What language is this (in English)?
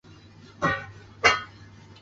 Chinese